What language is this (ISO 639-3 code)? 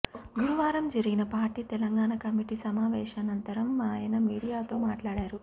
tel